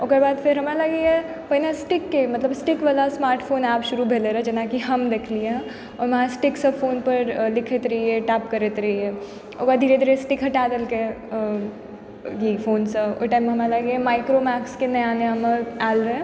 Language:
Maithili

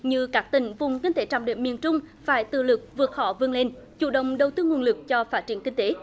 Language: Vietnamese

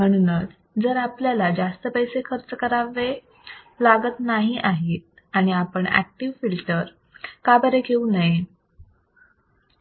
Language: Marathi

